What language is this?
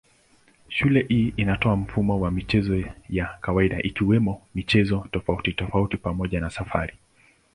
Swahili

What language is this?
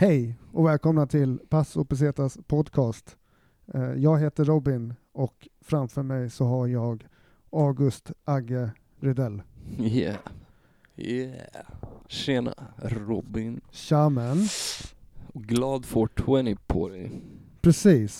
Swedish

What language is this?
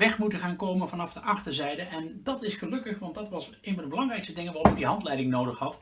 Dutch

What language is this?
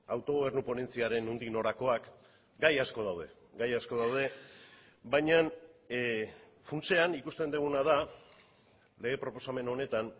Basque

